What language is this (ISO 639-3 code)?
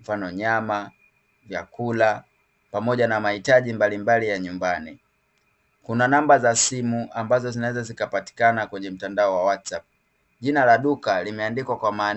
swa